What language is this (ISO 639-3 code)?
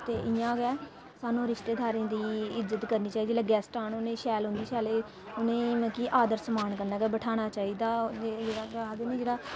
doi